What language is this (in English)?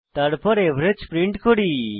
Bangla